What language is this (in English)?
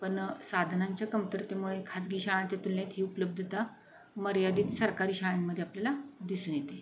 Marathi